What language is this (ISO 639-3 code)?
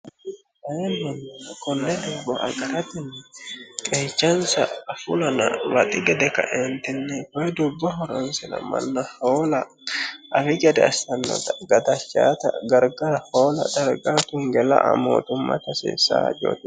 sid